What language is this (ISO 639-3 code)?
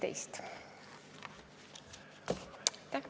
est